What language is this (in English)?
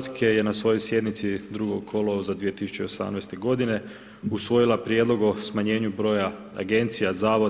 Croatian